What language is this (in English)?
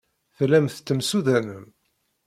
Kabyle